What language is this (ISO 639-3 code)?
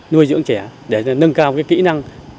vie